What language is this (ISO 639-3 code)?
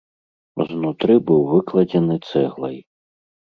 bel